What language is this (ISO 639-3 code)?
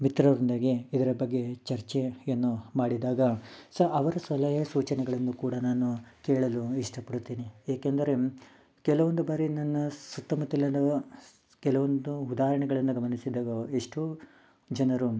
kan